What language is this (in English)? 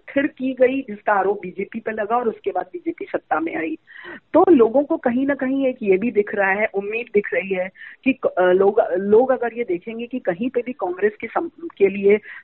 Hindi